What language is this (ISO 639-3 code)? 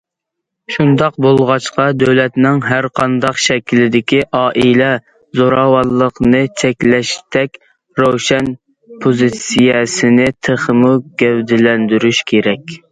uig